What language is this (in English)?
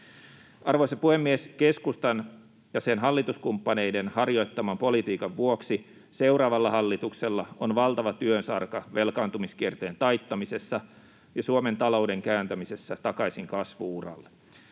Finnish